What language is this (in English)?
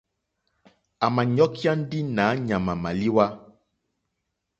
Mokpwe